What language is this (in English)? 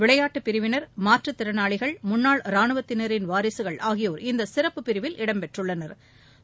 Tamil